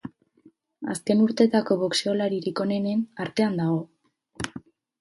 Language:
Basque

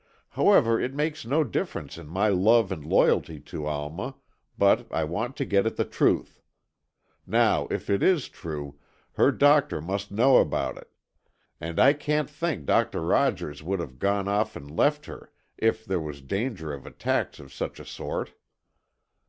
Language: English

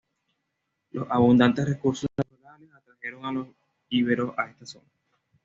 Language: Spanish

